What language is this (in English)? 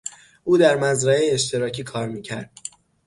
Persian